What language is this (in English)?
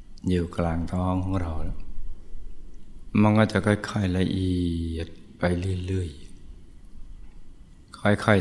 Thai